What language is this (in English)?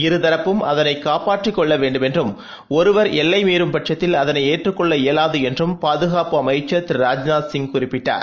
Tamil